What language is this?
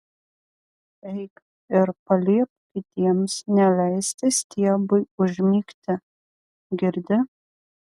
Lithuanian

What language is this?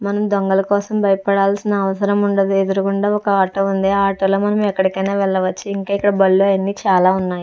Telugu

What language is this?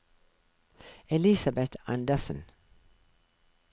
Norwegian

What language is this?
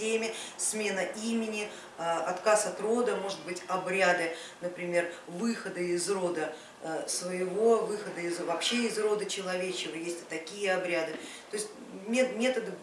Russian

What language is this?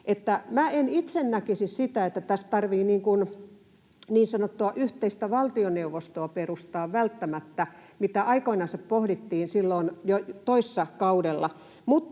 Finnish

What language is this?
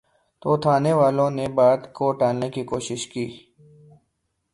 Urdu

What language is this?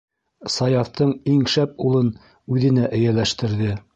Bashkir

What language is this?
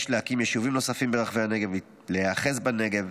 Hebrew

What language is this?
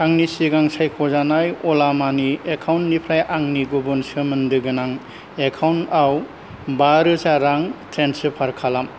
Bodo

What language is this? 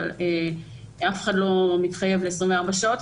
Hebrew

